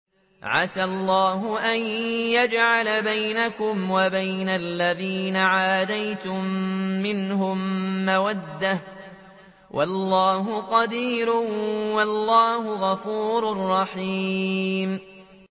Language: Arabic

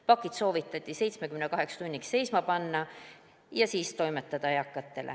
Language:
Estonian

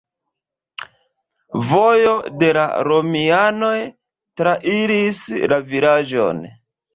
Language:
Esperanto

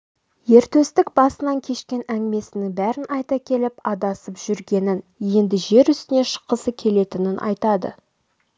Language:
Kazakh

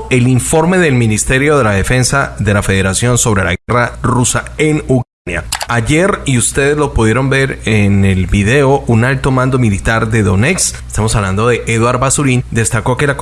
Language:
Spanish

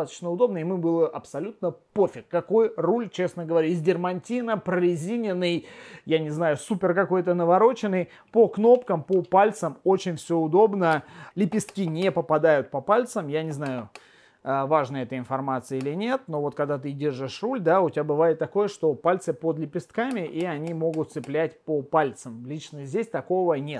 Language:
Russian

